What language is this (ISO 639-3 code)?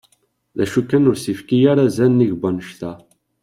kab